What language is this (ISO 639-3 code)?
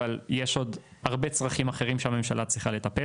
heb